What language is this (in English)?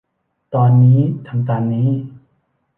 Thai